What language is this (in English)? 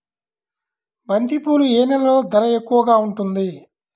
Telugu